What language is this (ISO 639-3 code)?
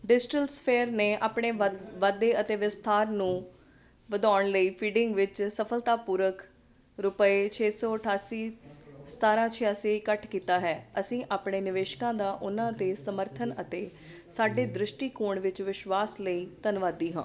pan